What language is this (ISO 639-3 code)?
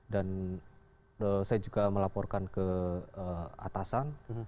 ind